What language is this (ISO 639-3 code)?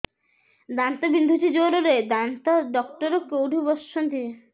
ori